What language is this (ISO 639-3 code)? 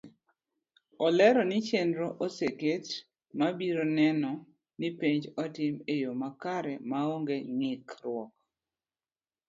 luo